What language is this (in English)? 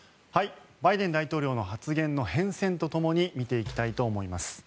Japanese